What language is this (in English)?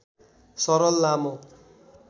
Nepali